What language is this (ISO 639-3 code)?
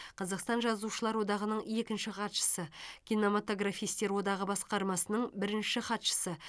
kaz